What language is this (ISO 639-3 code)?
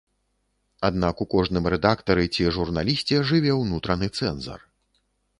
bel